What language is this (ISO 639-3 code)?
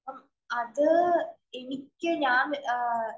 mal